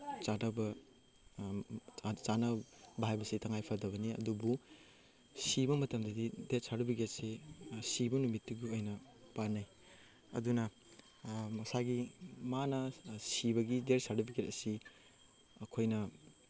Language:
Manipuri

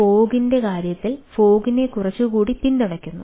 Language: Malayalam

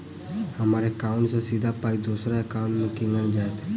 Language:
Maithili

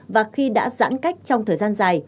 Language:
Vietnamese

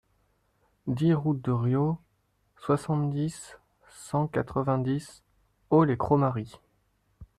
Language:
French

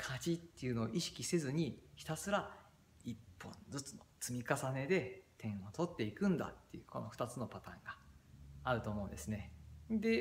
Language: Japanese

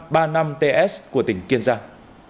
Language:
Vietnamese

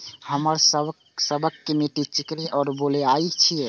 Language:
Maithili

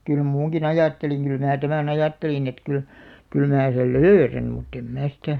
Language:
Finnish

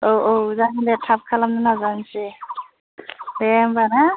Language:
Bodo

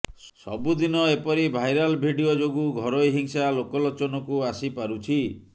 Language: Odia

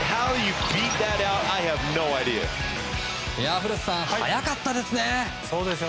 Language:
Japanese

